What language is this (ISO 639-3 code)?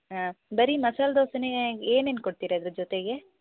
kan